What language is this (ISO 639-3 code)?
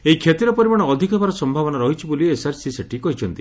ori